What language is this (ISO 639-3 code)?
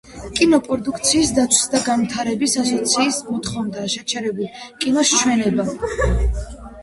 kat